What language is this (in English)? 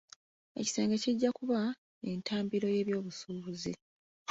Ganda